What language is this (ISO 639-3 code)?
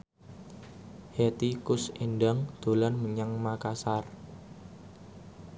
jav